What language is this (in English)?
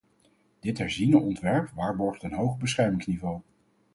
Dutch